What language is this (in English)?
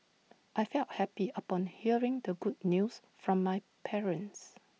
English